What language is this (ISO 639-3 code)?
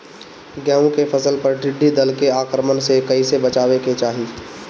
bho